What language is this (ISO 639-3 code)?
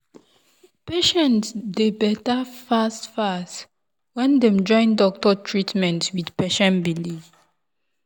pcm